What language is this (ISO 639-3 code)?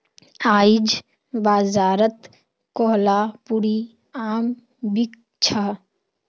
mag